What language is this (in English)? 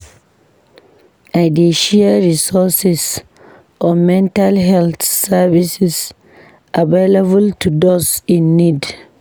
Nigerian Pidgin